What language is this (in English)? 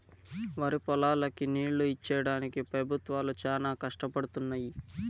Telugu